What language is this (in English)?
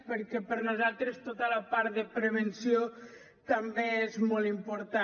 Catalan